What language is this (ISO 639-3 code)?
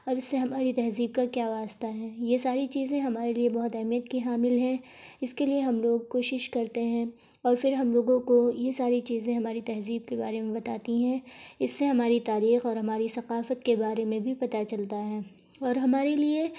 urd